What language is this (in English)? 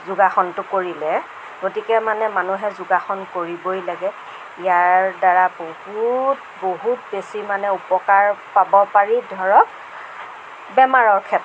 Assamese